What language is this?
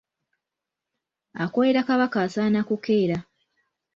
Ganda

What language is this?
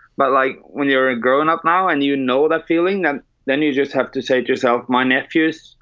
English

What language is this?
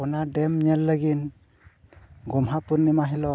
Santali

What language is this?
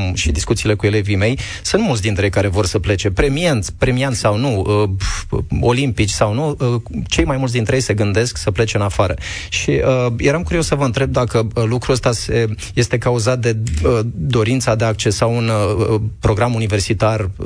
Romanian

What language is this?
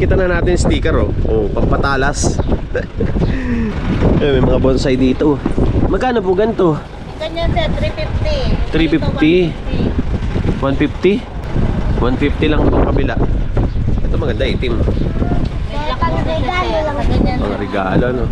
Filipino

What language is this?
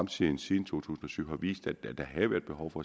Danish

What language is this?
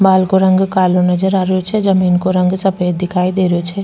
Rajasthani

